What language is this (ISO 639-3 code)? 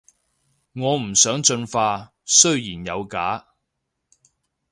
yue